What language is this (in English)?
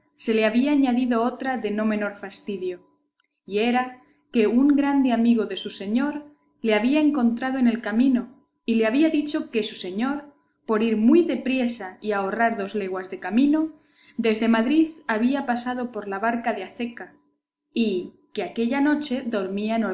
Spanish